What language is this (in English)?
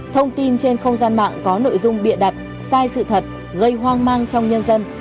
Vietnamese